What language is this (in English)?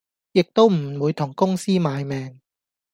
Cantonese